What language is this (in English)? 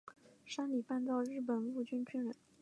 Chinese